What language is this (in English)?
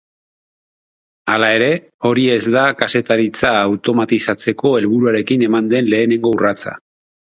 Basque